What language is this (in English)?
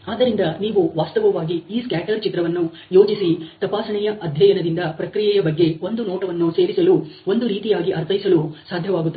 Kannada